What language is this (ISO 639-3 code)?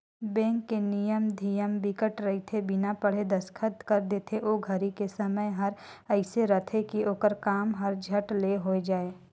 hne